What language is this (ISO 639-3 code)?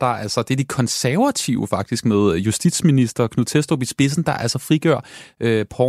dan